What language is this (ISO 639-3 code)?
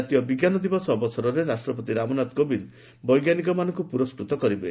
ori